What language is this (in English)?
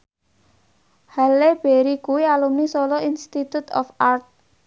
Javanese